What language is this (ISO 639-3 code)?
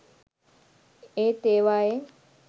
sin